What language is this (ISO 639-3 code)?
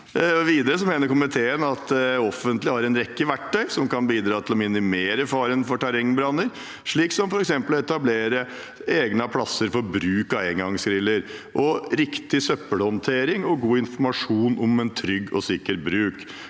nor